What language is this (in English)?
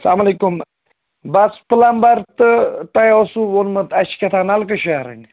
Kashmiri